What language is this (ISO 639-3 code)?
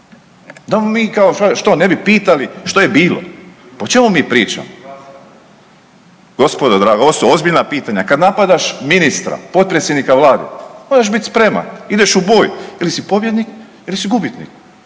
hrv